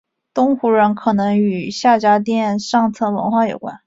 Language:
Chinese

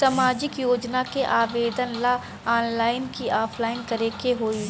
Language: Bhojpuri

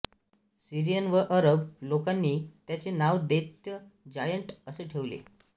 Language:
Marathi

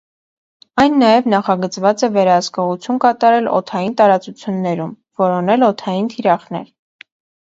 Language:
Armenian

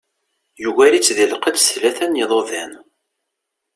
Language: Kabyle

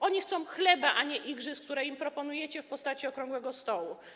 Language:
Polish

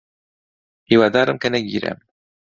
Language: Central Kurdish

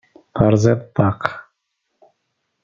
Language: Kabyle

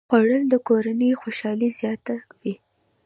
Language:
Pashto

